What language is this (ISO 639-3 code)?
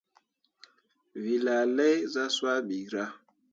mua